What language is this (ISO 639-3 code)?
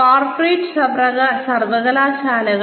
mal